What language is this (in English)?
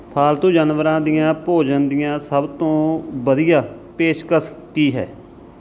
Punjabi